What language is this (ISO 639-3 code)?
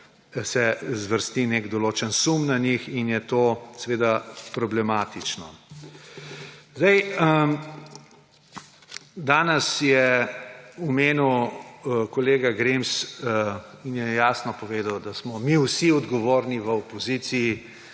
slv